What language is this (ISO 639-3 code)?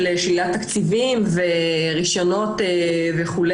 heb